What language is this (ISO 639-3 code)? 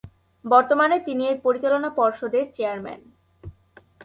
ben